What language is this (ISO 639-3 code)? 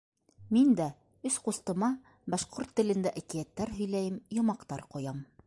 bak